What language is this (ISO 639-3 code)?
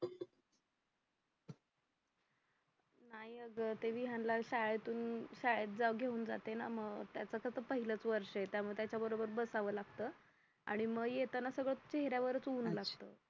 mar